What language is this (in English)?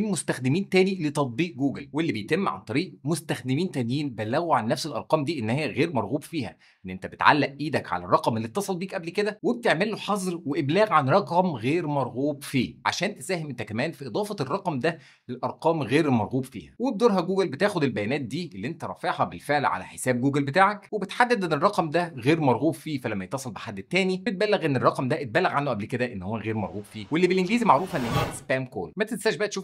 Arabic